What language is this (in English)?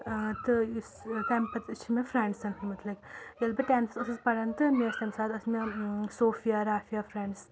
Kashmiri